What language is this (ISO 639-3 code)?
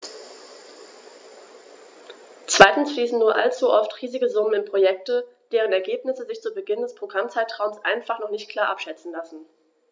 deu